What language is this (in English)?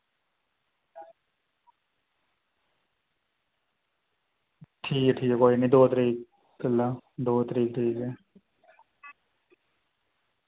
Dogri